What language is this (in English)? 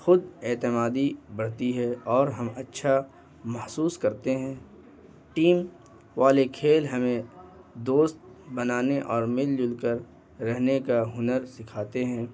Urdu